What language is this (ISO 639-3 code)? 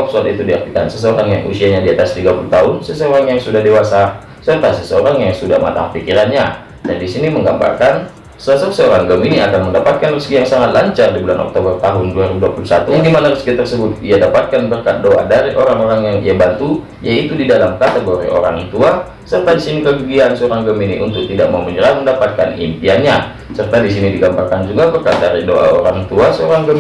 ind